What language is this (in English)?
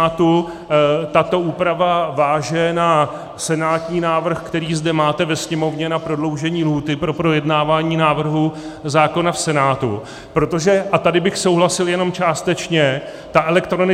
Czech